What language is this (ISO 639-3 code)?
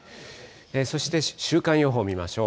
jpn